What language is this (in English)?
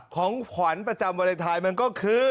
Thai